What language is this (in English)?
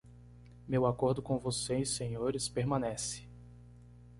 Portuguese